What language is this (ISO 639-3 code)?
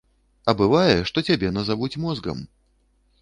bel